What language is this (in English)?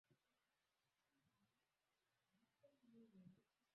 Swahili